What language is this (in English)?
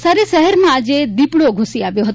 Gujarati